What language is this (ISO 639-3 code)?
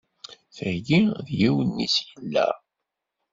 kab